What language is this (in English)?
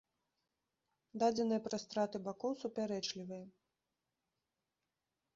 Belarusian